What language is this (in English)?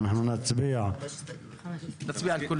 Hebrew